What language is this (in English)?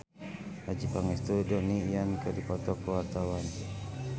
Sundanese